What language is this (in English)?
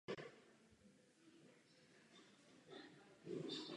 Czech